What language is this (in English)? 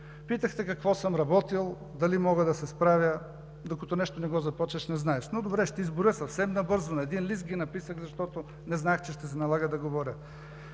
Bulgarian